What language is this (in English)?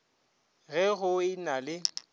Northern Sotho